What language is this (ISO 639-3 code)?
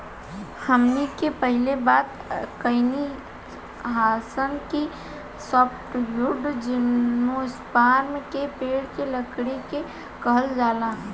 bho